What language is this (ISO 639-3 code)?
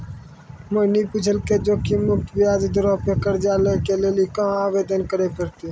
mai